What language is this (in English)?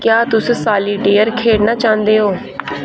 Dogri